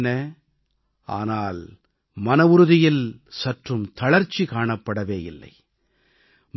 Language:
Tamil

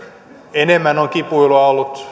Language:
Finnish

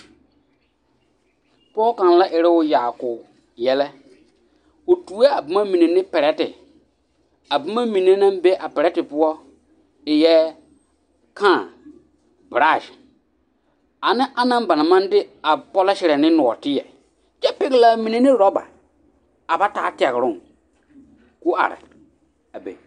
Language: Southern Dagaare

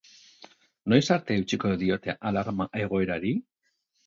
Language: Basque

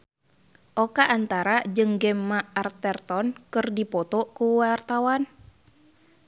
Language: Sundanese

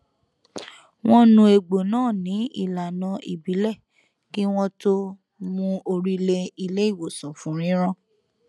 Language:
Yoruba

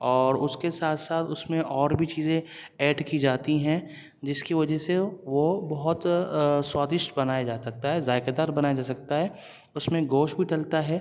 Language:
Urdu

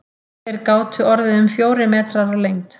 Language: Icelandic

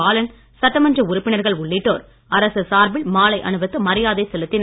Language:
Tamil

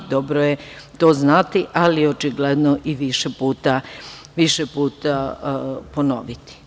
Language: Serbian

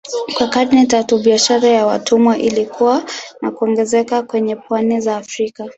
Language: Swahili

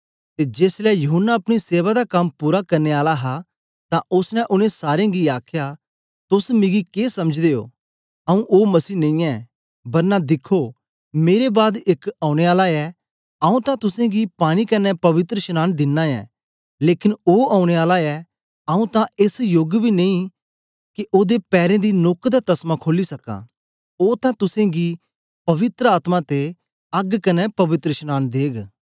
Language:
Dogri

